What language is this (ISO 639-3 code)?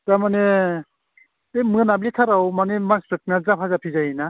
brx